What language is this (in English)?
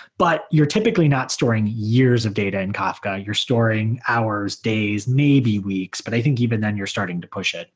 English